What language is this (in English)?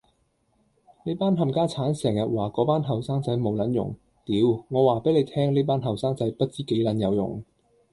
Cantonese